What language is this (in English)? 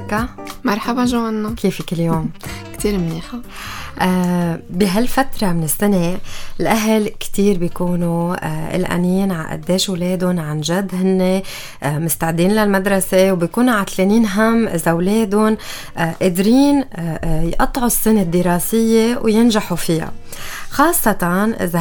Arabic